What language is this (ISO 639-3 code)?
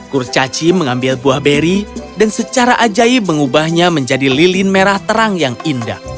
ind